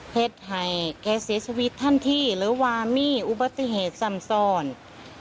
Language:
Thai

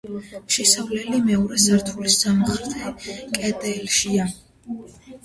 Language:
Georgian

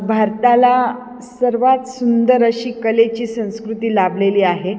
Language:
Marathi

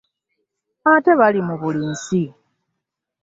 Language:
Ganda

